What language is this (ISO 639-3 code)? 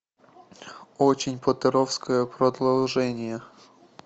rus